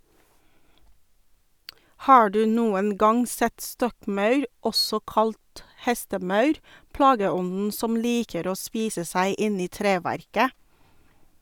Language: Norwegian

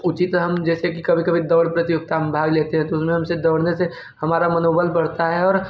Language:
Hindi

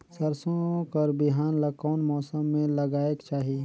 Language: Chhattisgarhi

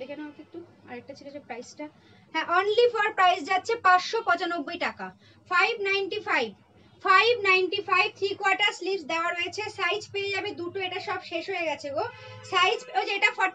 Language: Hindi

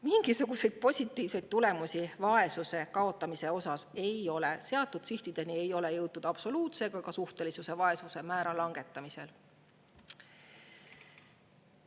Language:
Estonian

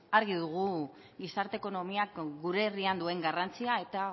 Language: Basque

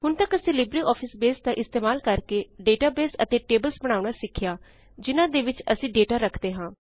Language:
Punjabi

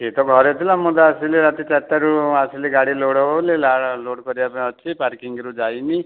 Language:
Odia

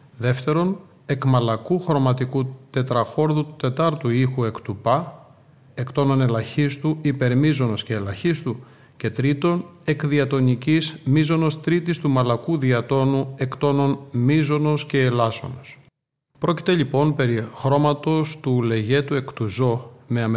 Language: Greek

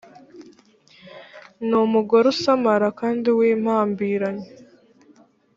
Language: Kinyarwanda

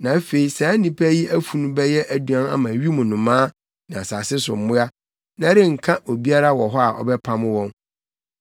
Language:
Akan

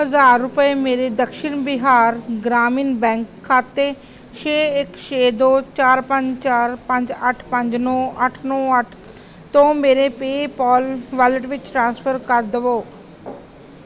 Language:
Punjabi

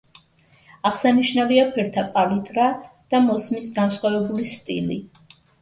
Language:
Georgian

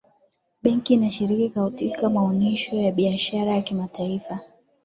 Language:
Swahili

